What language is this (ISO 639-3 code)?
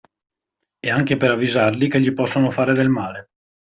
ita